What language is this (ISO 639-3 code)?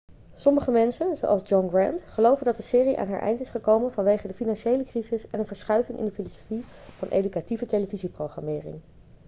nld